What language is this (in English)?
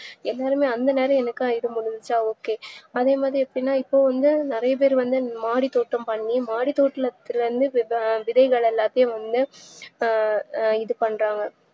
Tamil